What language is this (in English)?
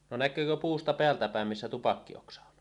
Finnish